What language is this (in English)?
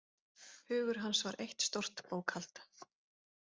Icelandic